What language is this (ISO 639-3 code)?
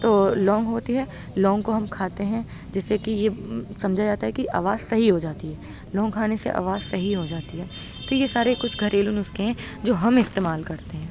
urd